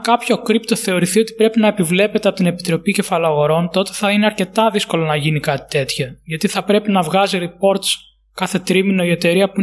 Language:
Greek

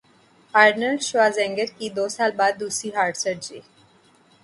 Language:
Urdu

